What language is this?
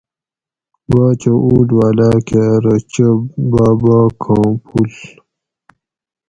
Gawri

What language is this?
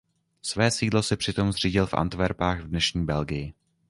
Czech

